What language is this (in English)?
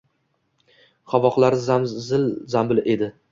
Uzbek